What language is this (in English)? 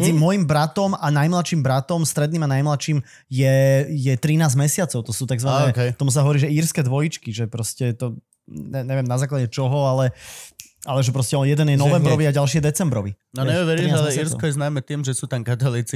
Slovak